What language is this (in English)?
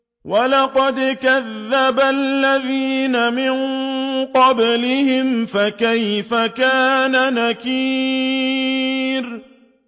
Arabic